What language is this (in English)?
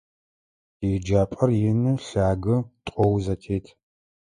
Adyghe